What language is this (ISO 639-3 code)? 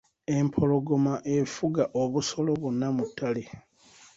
lug